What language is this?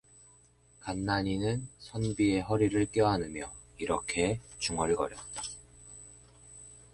Korean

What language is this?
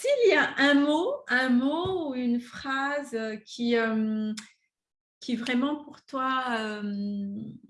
French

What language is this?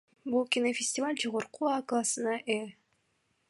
Kyrgyz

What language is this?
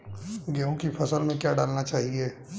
Hindi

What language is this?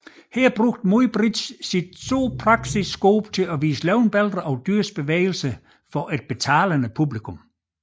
Danish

